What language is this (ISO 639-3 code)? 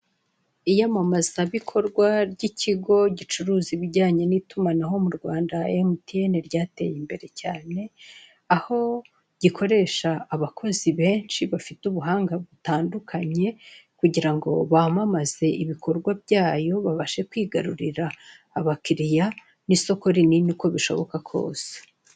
kin